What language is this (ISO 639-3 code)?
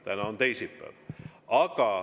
est